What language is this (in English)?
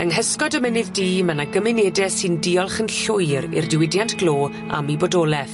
Welsh